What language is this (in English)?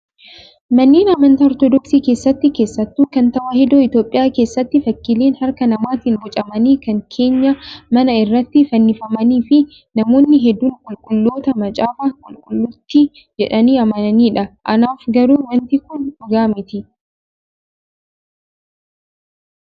Oromo